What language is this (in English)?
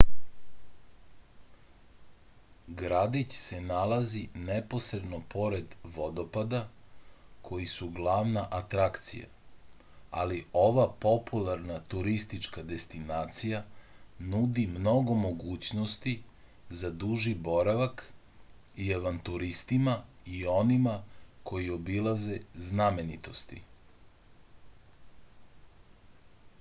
Serbian